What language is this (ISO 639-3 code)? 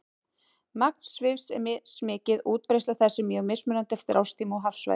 isl